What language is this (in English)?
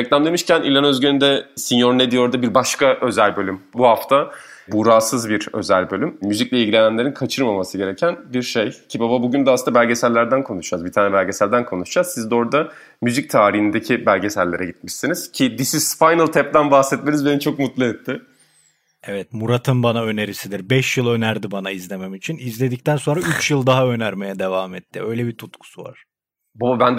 Turkish